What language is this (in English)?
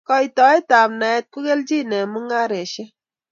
Kalenjin